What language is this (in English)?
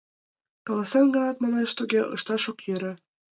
Mari